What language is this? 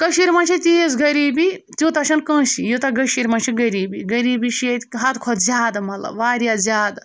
Kashmiri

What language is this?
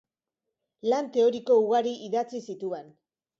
Basque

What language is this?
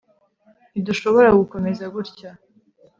Kinyarwanda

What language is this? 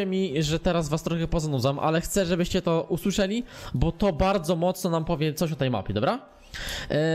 Polish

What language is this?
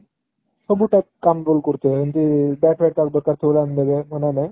Odia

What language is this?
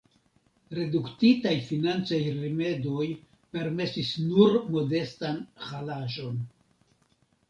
Esperanto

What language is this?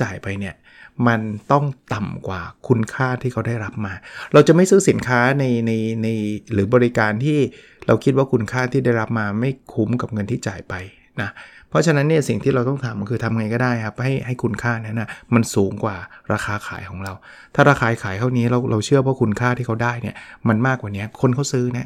Thai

